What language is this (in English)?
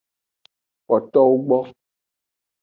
Aja (Benin)